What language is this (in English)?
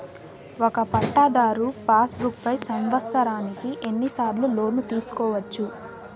Telugu